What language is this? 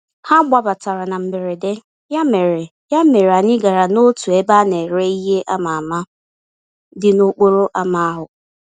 Igbo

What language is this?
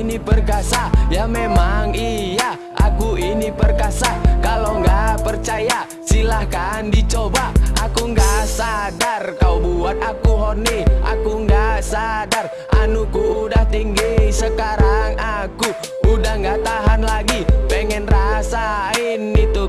Indonesian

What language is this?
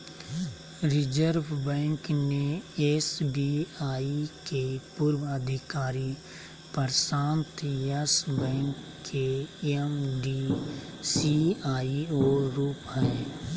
Magahi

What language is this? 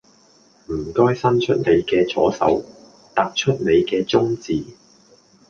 Cantonese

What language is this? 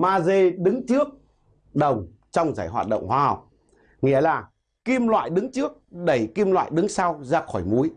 Vietnamese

